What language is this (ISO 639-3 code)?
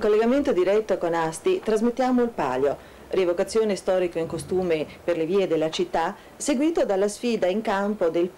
ita